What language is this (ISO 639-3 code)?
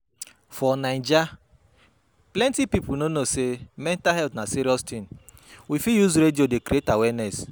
pcm